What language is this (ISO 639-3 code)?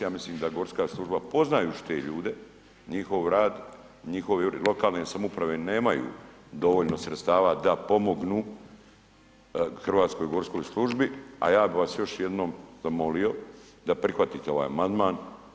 hrv